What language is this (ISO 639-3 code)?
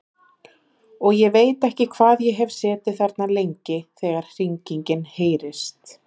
isl